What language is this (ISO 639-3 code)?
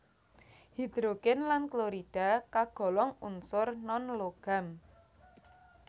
jav